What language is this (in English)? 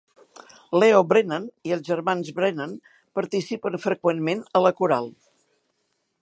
Catalan